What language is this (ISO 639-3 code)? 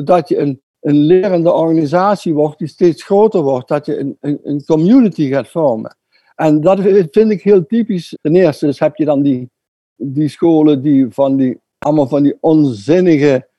nld